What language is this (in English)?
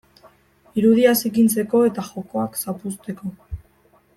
Basque